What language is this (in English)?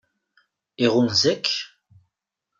Kabyle